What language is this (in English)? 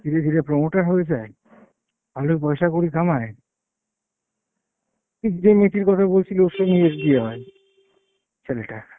Bangla